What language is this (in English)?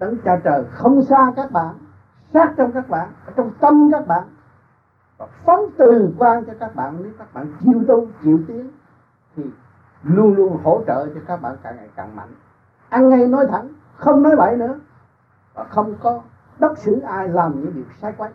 Vietnamese